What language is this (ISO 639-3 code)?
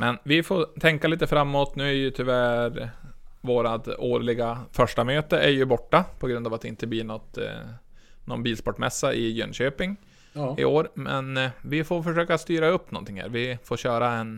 swe